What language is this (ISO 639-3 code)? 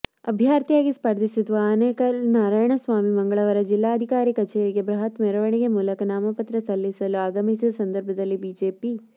kan